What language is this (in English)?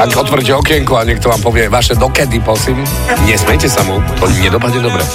Slovak